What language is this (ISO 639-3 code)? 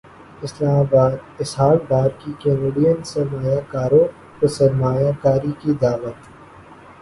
urd